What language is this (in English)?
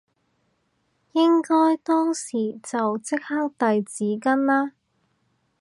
Cantonese